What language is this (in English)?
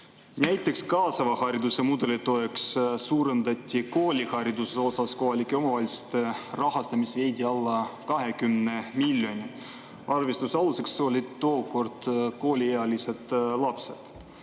Estonian